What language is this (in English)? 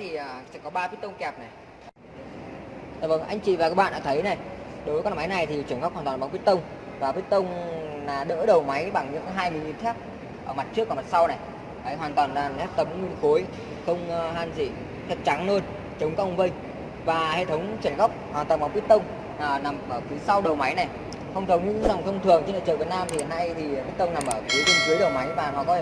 Vietnamese